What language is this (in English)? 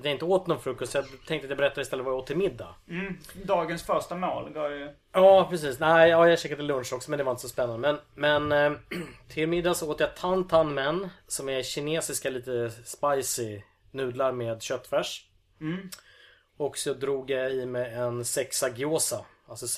Swedish